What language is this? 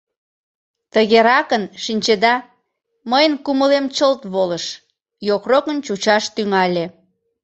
Mari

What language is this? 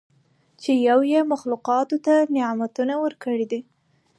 Pashto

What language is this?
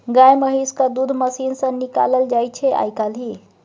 Maithili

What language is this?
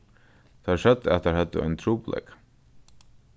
Faroese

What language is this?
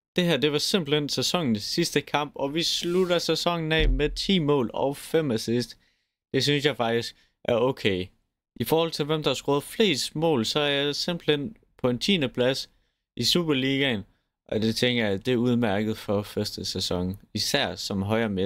Danish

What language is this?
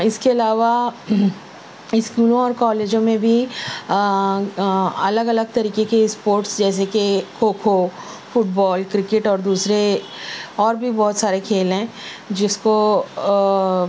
Urdu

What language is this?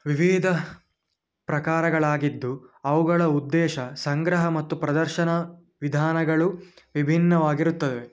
Kannada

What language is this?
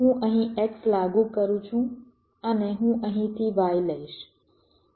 Gujarati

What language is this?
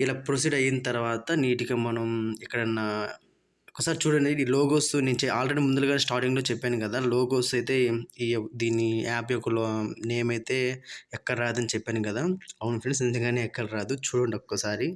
Telugu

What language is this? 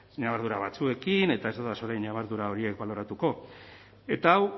Basque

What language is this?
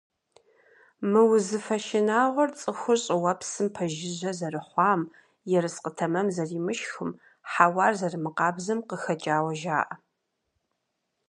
Kabardian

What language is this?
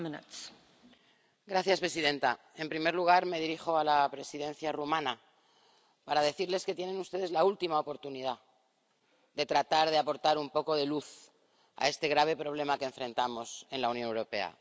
Spanish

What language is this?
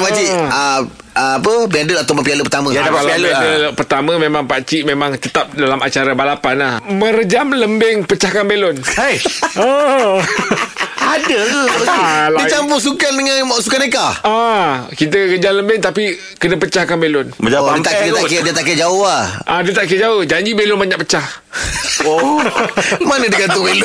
Malay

